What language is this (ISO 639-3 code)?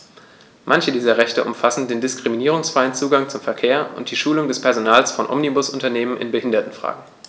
deu